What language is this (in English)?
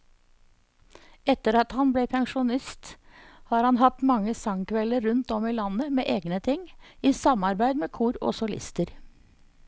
Norwegian